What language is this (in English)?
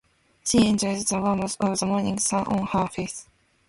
Japanese